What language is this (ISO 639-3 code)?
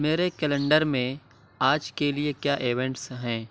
urd